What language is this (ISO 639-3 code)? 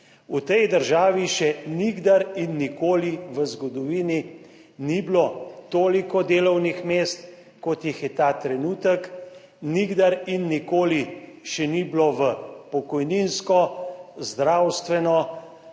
slv